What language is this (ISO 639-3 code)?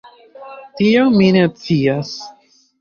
epo